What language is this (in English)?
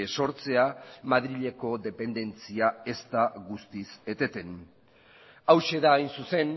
Basque